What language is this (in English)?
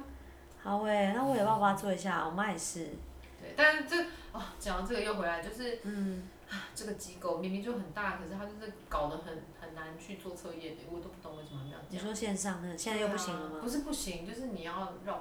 Chinese